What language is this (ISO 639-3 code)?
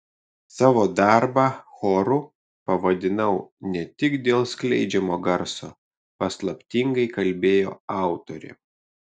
lit